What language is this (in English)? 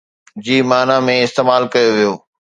Sindhi